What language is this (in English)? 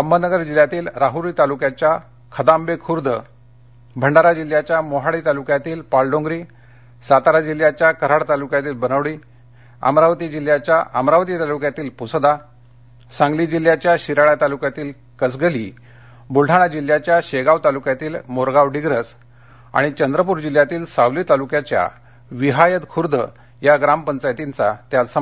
Marathi